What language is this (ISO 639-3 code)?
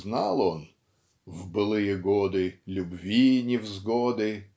rus